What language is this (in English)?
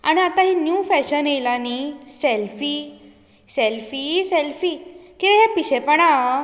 Konkani